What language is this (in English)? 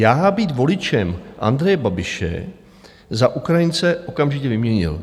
Czech